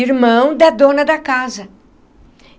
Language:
Portuguese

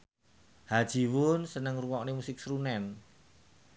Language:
Javanese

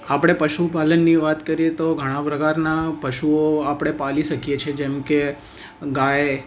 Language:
Gujarati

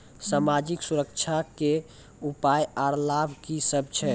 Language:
Maithili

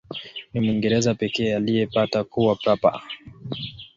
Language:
Swahili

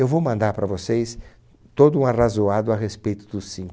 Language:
Portuguese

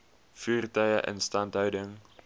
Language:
Afrikaans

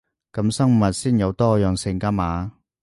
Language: Cantonese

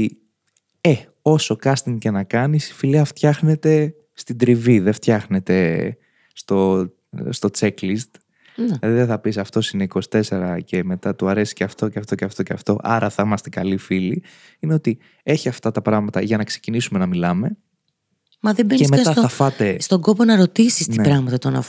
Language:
Greek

